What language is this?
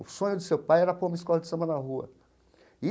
Portuguese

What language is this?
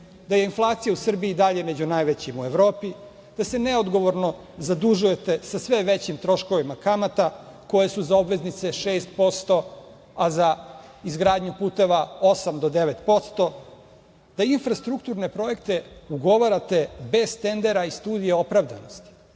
Serbian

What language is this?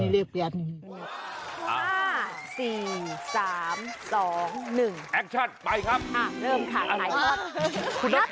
Thai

